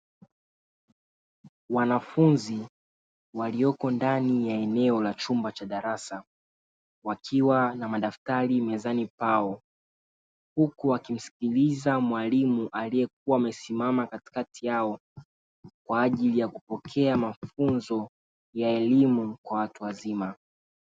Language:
Swahili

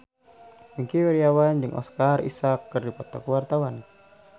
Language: Sundanese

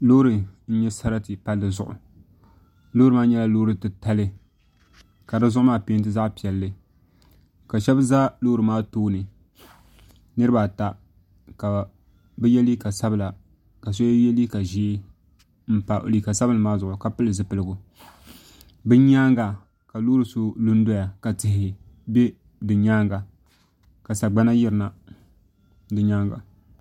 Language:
Dagbani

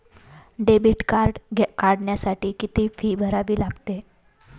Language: Marathi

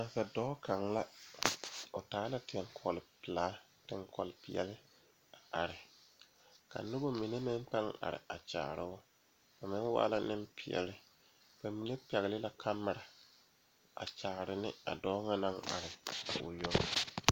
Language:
Southern Dagaare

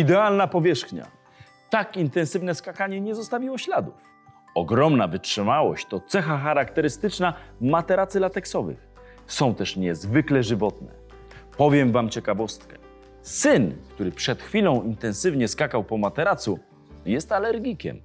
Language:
Polish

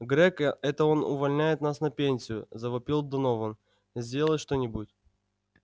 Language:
Russian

